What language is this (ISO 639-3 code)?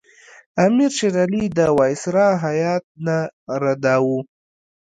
pus